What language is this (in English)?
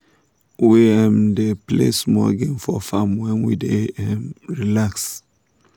Nigerian Pidgin